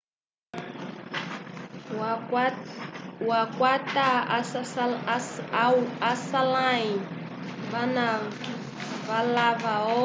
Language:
Umbundu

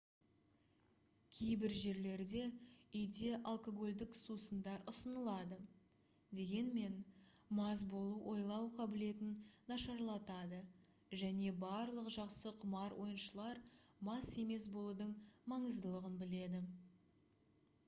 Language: Kazakh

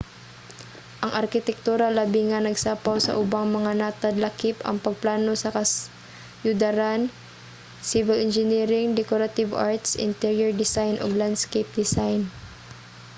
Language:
Cebuano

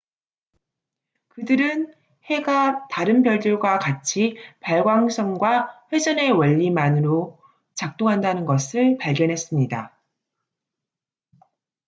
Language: Korean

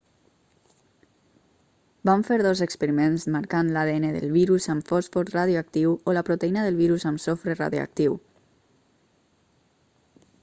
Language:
Catalan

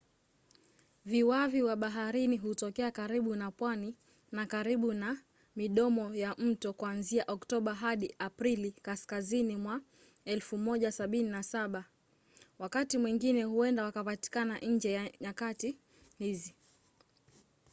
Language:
Swahili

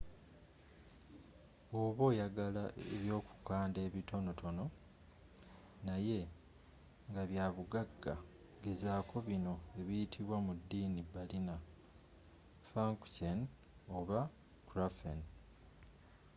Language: Ganda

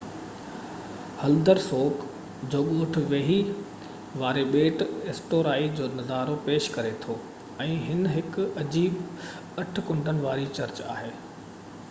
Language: Sindhi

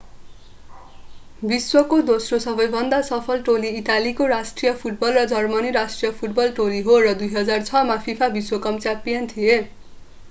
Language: Nepali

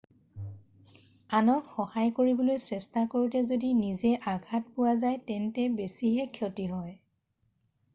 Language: Assamese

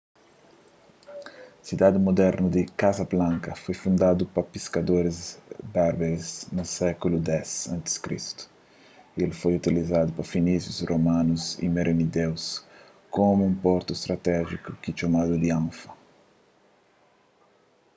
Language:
Kabuverdianu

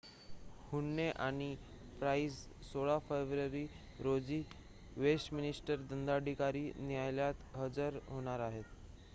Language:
Marathi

